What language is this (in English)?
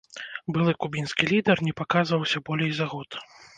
Belarusian